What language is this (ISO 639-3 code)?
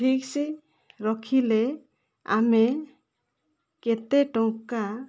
ori